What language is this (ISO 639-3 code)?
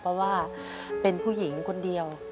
tha